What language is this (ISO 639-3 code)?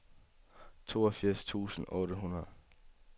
dan